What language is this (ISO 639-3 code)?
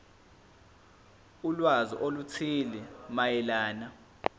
zul